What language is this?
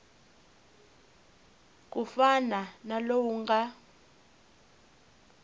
Tsonga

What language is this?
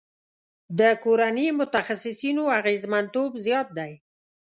Pashto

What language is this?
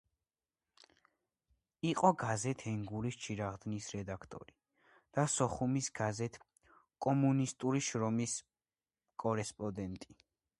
Georgian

